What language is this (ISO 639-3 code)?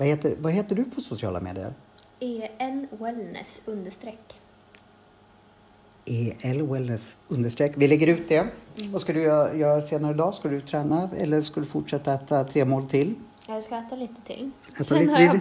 swe